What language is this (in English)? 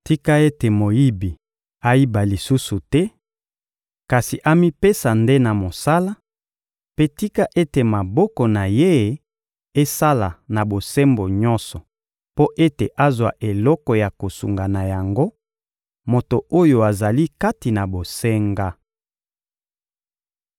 Lingala